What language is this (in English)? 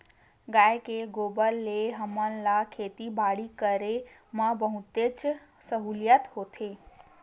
Chhattisgarhi